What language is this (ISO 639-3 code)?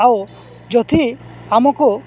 ori